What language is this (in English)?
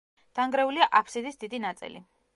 Georgian